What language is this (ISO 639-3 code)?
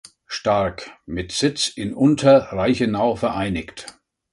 deu